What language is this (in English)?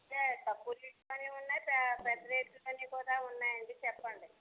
Telugu